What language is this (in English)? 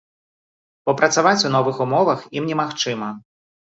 Belarusian